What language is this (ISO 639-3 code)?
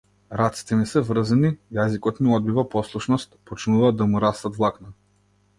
mkd